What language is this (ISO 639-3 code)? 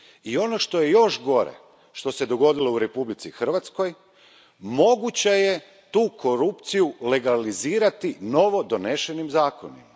hrv